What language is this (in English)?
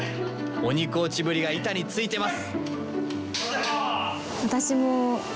Japanese